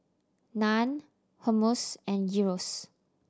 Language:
English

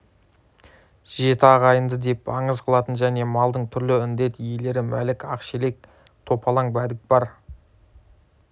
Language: Kazakh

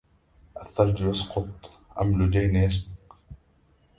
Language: Arabic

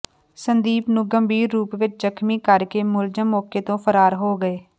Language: Punjabi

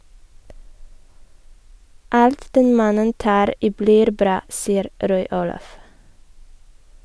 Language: Norwegian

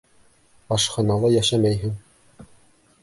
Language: Bashkir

